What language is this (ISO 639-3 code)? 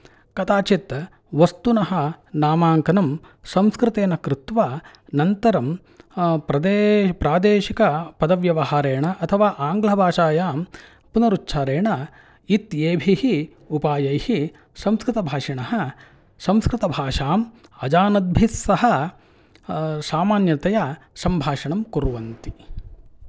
san